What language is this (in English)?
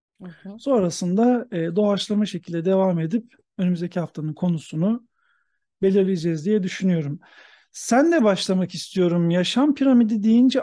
Turkish